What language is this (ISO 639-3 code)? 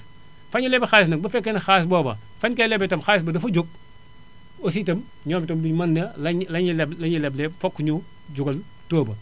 wol